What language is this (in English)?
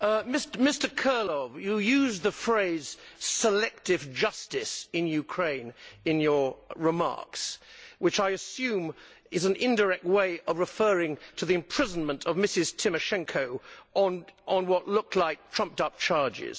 English